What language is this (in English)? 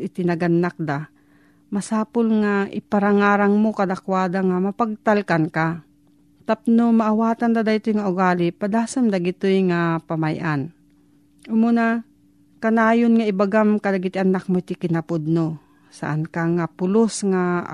Filipino